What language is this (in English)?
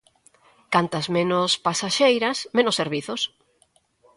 Galician